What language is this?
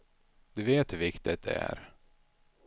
Swedish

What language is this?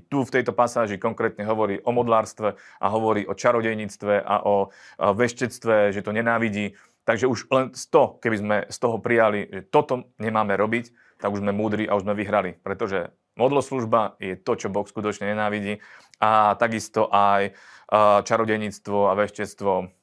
Slovak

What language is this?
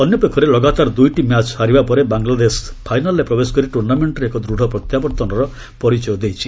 Odia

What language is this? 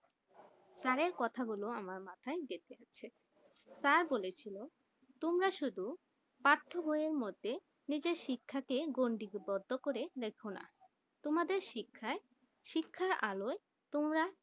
Bangla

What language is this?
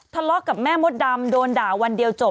Thai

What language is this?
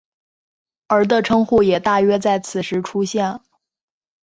Chinese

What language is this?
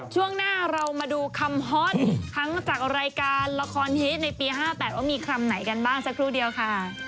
Thai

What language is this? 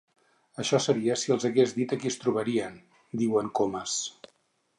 Catalan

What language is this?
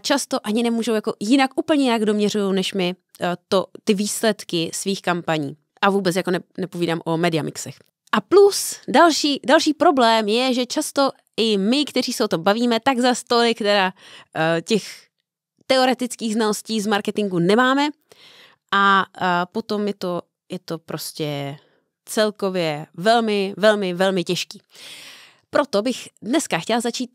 Czech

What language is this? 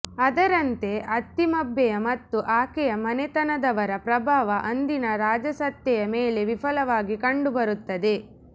Kannada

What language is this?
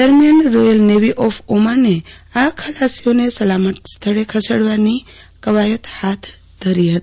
Gujarati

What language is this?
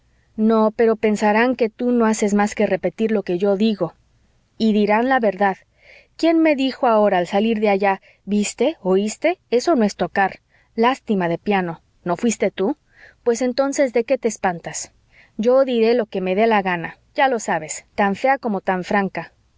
Spanish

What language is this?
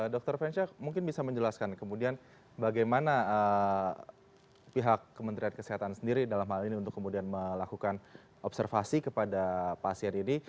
Indonesian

